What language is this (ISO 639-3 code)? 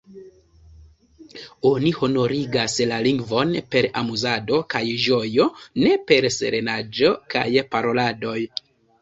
epo